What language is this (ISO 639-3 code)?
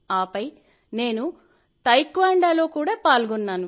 tel